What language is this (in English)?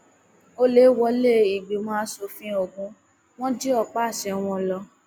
Yoruba